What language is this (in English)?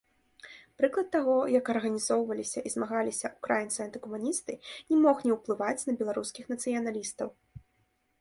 Belarusian